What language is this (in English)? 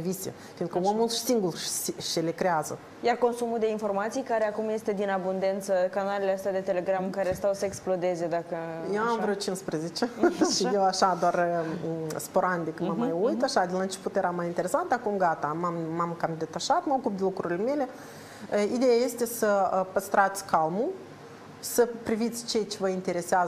Romanian